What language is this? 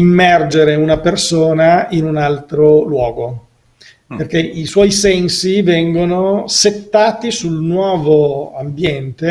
Italian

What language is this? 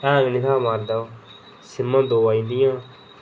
Dogri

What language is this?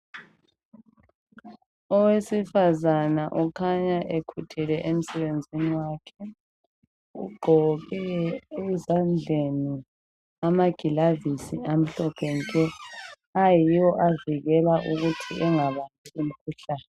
North Ndebele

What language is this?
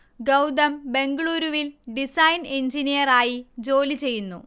Malayalam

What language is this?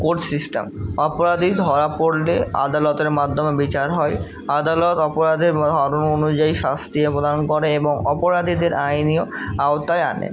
Bangla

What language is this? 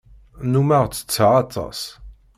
Kabyle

